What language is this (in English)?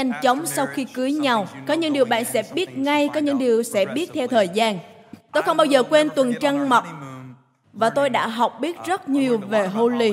Vietnamese